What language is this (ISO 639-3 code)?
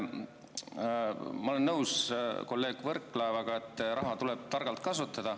est